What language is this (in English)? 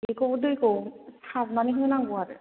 Bodo